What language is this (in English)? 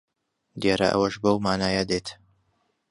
Central Kurdish